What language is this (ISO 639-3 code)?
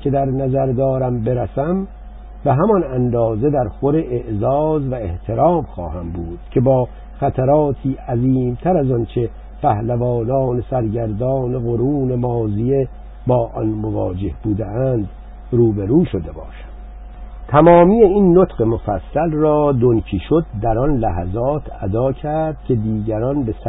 fas